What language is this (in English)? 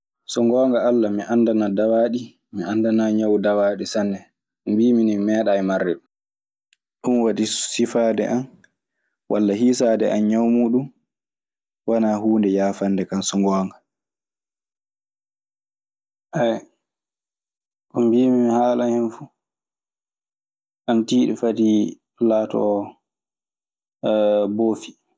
Maasina Fulfulde